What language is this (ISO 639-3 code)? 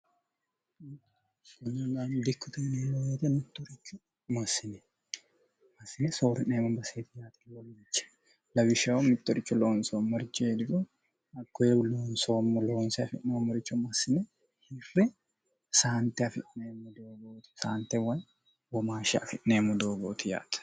sid